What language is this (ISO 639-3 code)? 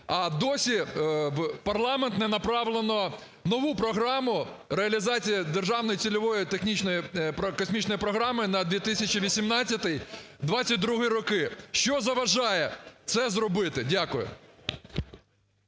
ukr